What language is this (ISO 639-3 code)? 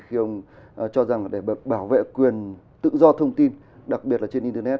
vie